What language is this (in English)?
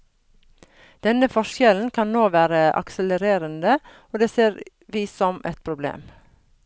Norwegian